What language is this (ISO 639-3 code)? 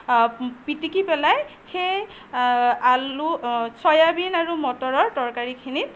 asm